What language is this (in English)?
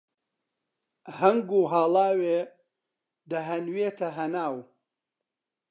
Central Kurdish